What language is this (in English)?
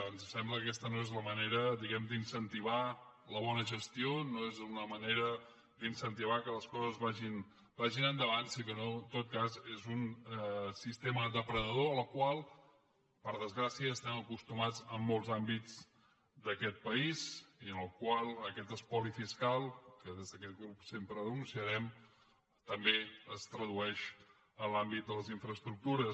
Catalan